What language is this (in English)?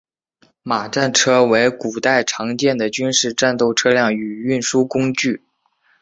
Chinese